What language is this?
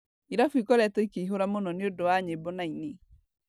Kikuyu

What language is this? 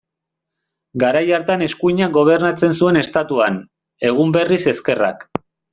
Basque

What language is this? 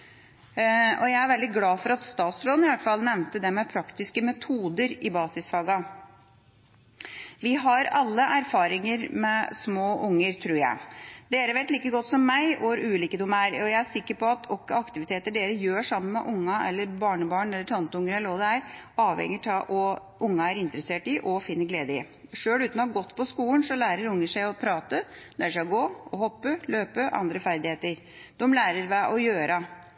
Norwegian Bokmål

